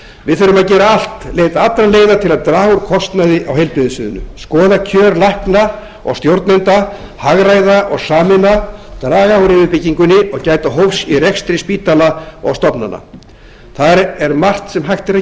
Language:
Icelandic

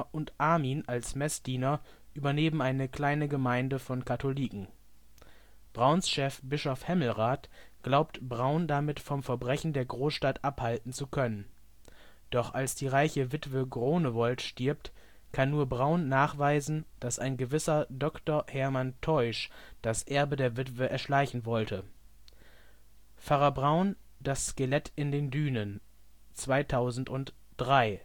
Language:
German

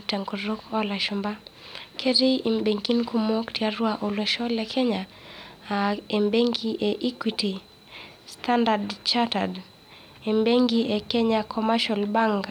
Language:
Masai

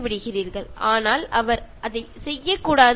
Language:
Malayalam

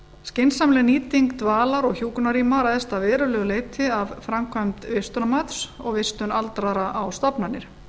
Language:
Icelandic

